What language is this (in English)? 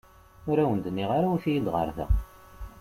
Kabyle